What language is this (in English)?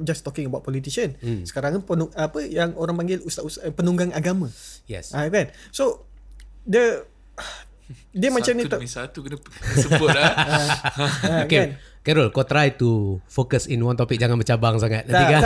Malay